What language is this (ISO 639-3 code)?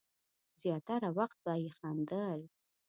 pus